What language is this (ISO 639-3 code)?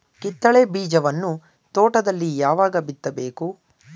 kan